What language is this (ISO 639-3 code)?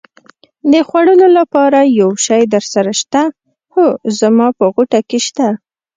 pus